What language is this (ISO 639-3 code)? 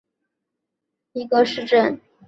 zho